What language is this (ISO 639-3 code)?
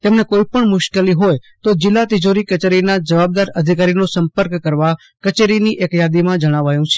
guj